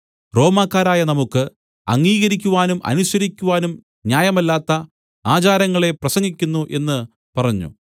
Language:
Malayalam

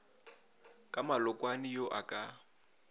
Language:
Northern Sotho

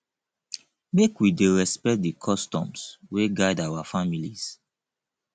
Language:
Nigerian Pidgin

